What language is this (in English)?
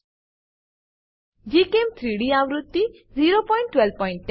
Gujarati